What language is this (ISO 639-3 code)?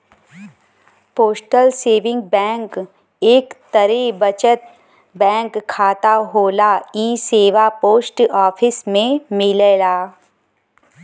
bho